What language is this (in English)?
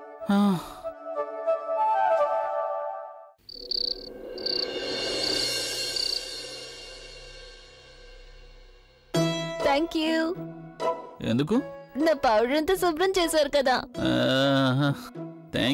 Telugu